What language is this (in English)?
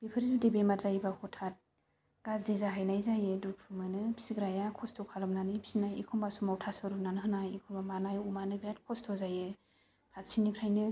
Bodo